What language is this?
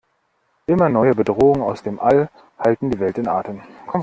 German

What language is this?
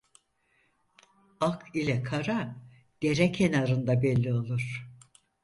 Turkish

